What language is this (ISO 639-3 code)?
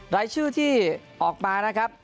tha